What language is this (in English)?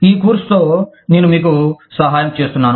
Telugu